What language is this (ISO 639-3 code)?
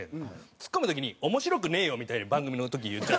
jpn